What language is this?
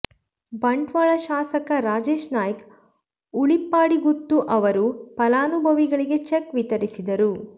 Kannada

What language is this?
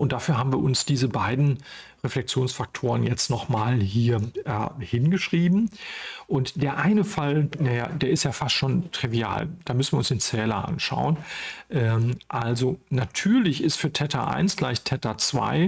German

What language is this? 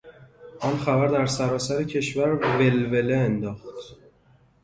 Persian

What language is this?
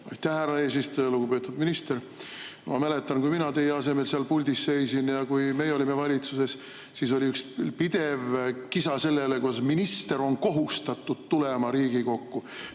Estonian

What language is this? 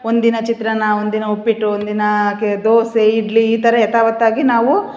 Kannada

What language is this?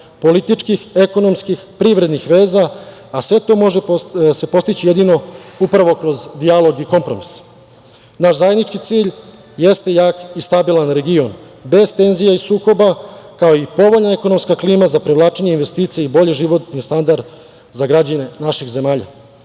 Serbian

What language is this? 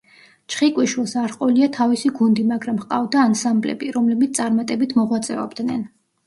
Georgian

